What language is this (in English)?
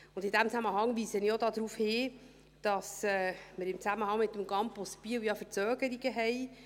Swiss German